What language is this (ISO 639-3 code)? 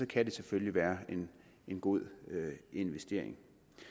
dan